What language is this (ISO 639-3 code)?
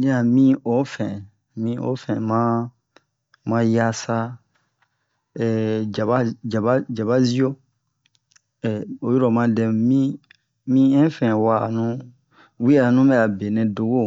bmq